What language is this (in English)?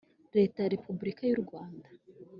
Kinyarwanda